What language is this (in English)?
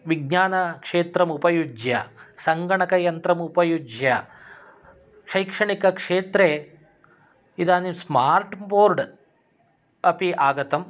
Sanskrit